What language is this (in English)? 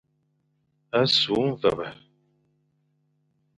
Fang